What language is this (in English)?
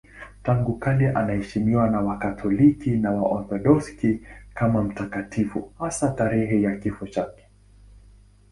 Swahili